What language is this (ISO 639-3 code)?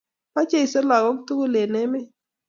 kln